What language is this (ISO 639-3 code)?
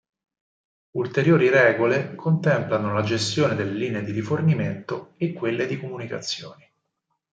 ita